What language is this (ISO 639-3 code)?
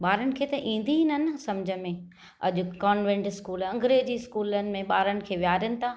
snd